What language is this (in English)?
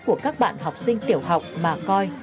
Vietnamese